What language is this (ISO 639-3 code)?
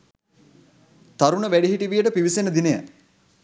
sin